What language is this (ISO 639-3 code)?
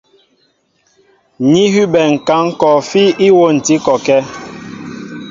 mbo